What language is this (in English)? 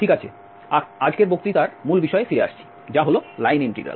Bangla